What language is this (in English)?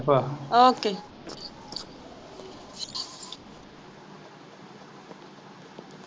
Punjabi